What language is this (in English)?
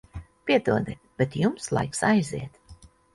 Latvian